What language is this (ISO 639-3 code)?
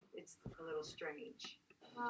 cym